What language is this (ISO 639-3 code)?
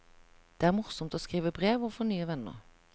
nor